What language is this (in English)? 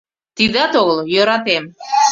Mari